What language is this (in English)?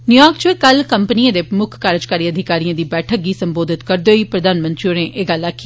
Dogri